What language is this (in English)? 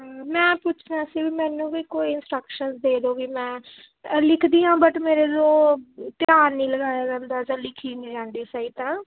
Punjabi